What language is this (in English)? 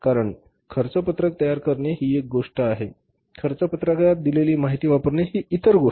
Marathi